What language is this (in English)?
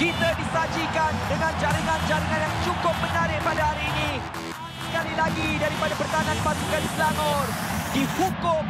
Malay